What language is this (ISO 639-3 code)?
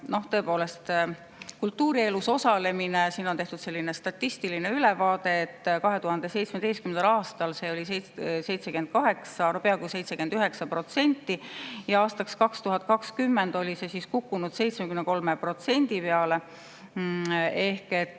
est